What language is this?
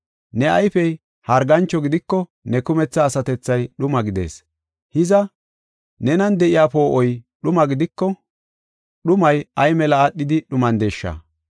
Gofa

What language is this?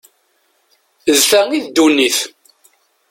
Kabyle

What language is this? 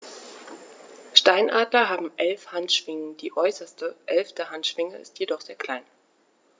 German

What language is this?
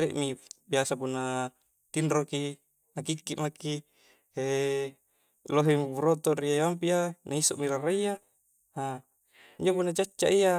Coastal Konjo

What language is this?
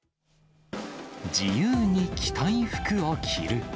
Japanese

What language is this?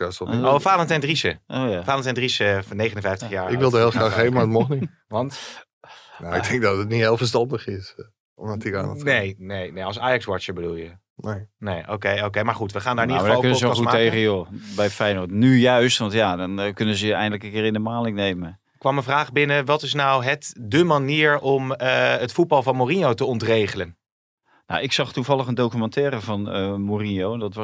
Dutch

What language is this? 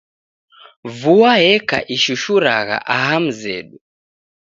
Taita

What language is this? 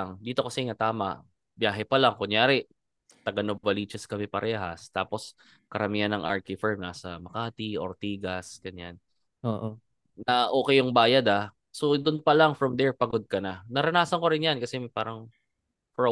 Filipino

